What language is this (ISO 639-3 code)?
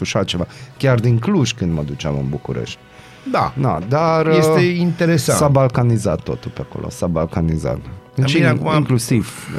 ron